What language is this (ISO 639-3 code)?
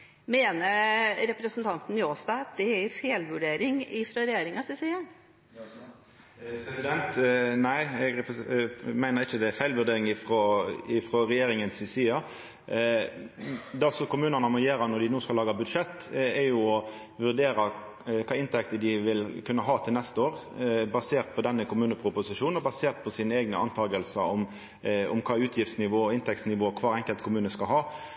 nno